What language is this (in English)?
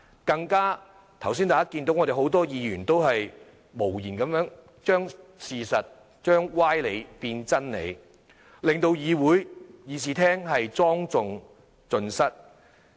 Cantonese